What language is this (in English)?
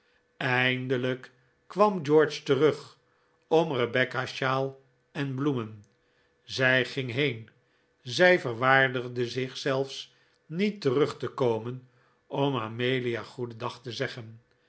Dutch